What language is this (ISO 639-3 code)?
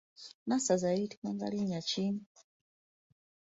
lug